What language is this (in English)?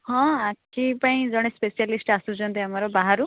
Odia